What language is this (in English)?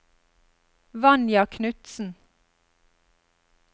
Norwegian